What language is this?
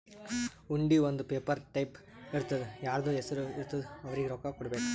Kannada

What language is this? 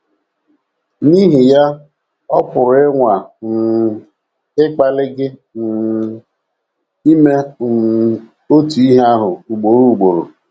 Igbo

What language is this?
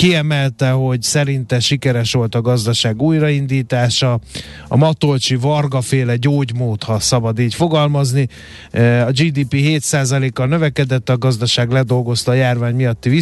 Hungarian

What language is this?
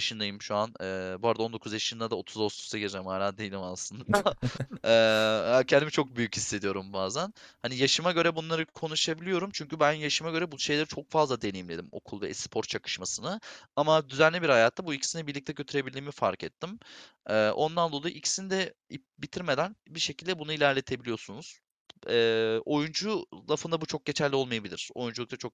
Turkish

